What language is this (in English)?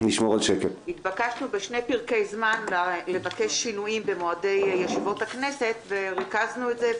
Hebrew